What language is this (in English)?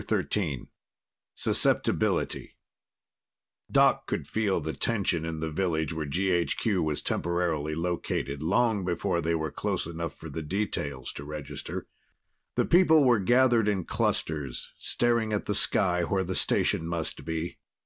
English